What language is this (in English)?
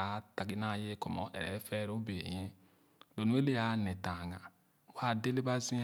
Khana